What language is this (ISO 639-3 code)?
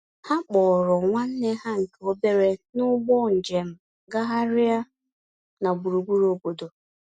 ibo